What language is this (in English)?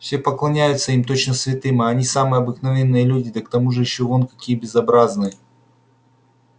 Russian